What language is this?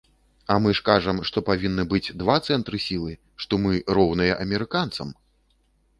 Belarusian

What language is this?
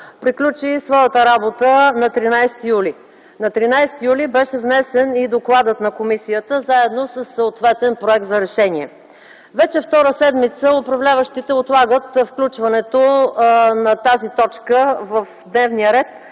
Bulgarian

